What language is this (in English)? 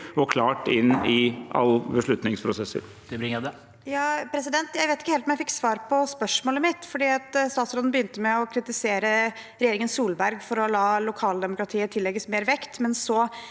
Norwegian